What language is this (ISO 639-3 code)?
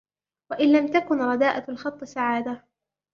ara